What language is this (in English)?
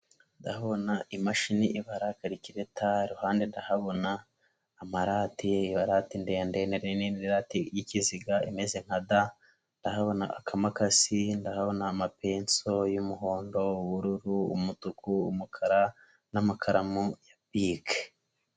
Kinyarwanda